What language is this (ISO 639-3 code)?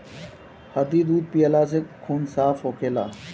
bho